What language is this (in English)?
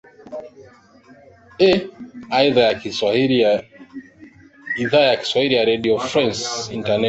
Swahili